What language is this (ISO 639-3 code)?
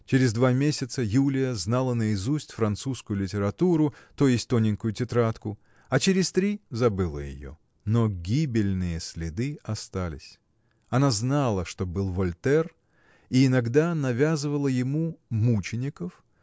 rus